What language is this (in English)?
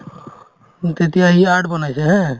Assamese